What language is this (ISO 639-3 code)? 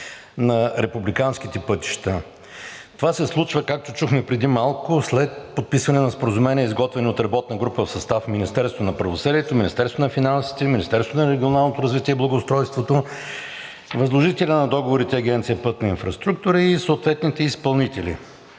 bul